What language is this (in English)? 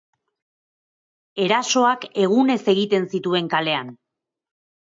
Basque